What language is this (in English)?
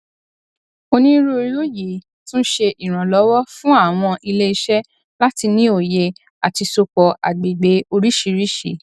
Yoruba